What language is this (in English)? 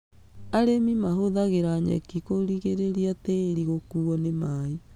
Kikuyu